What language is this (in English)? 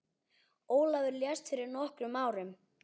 Icelandic